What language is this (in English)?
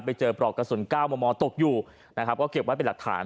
Thai